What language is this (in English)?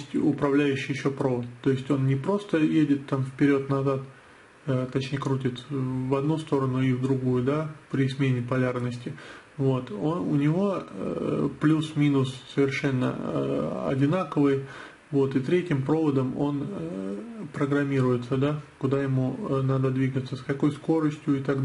Russian